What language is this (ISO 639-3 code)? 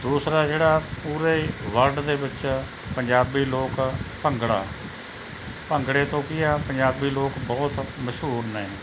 pan